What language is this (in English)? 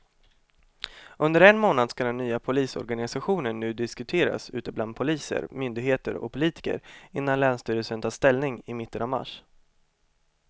Swedish